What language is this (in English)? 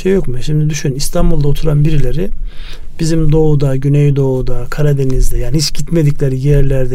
Turkish